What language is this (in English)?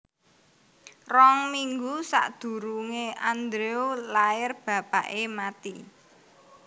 Javanese